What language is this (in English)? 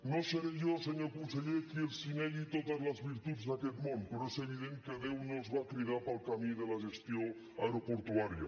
Catalan